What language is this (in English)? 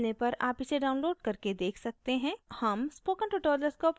Hindi